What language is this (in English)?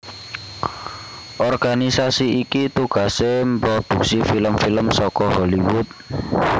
Javanese